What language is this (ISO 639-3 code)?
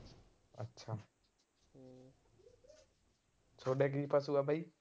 pan